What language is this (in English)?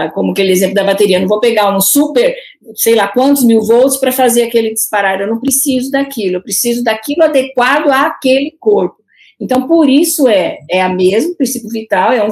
Portuguese